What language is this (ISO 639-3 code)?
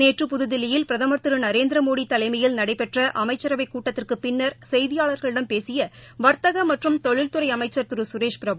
tam